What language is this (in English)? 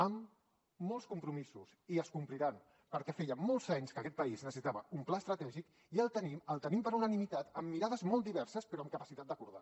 Catalan